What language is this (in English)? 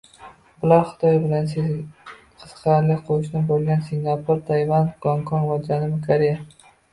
Uzbek